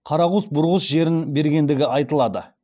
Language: Kazakh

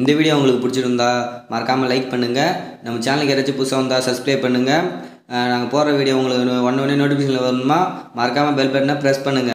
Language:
Japanese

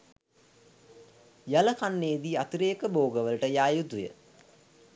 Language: Sinhala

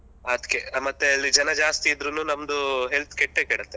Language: Kannada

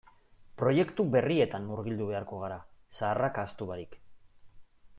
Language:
Basque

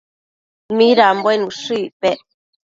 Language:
Matsés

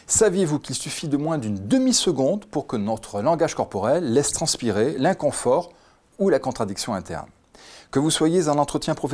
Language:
French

